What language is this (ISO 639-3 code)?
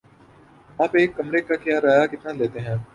urd